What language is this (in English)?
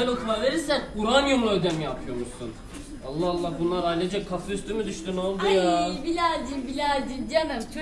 Turkish